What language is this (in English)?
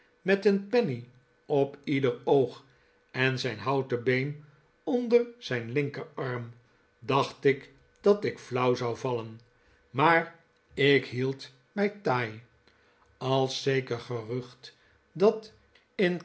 Dutch